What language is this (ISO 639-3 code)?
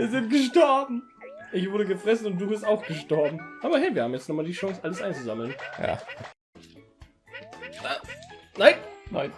deu